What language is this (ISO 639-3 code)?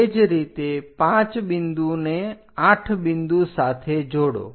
guj